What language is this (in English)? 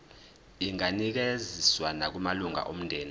Zulu